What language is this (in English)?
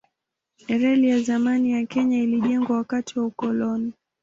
Swahili